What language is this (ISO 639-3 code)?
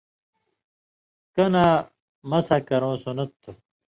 mvy